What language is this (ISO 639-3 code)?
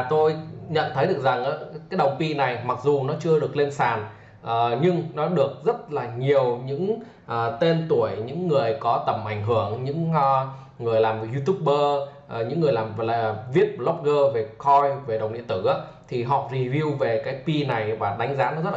vie